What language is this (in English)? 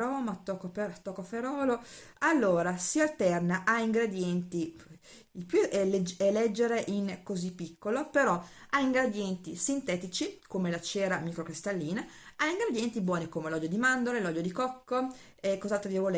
Italian